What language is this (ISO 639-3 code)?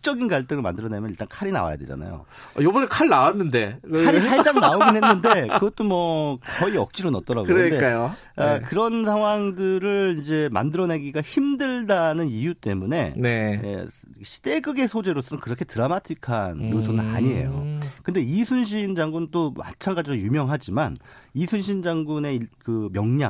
kor